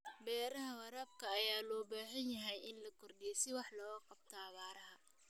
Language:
Somali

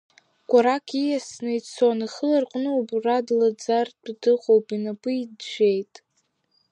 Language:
Abkhazian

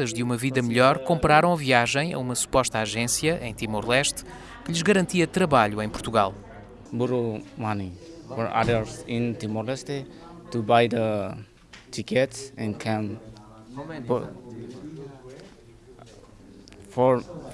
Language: Portuguese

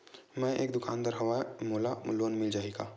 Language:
Chhattisgarhi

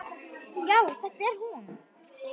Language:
Icelandic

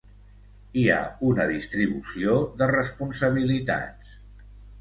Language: Catalan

